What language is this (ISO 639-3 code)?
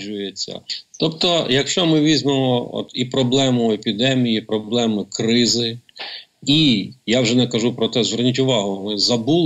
ukr